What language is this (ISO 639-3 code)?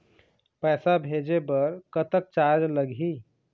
hne